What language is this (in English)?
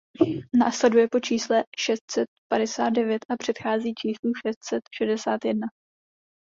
Czech